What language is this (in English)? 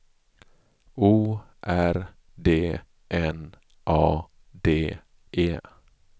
Swedish